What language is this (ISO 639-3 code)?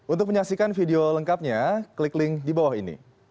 ind